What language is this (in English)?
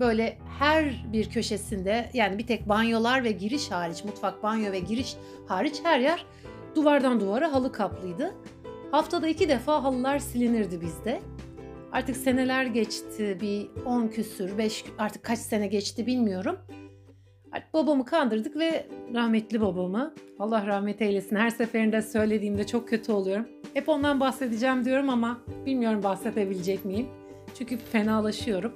Turkish